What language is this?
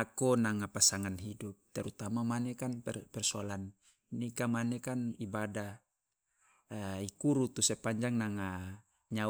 Loloda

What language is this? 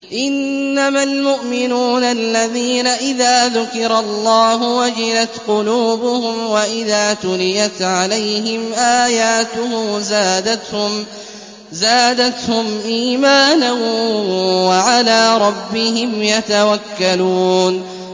Arabic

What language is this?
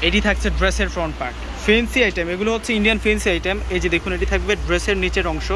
Romanian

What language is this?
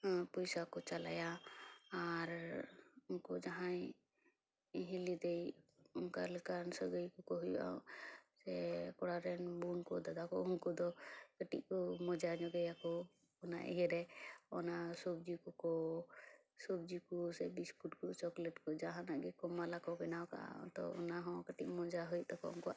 Santali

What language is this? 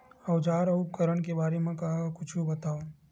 Chhattisgarhi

